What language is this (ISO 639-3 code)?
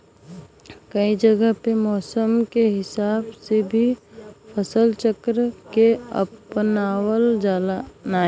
bho